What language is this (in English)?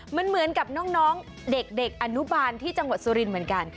Thai